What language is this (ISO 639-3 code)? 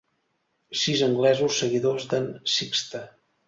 cat